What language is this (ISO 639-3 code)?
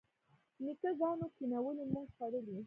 pus